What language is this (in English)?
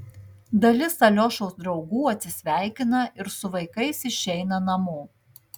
Lithuanian